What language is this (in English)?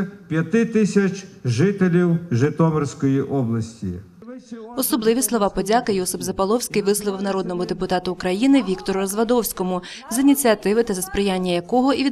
Ukrainian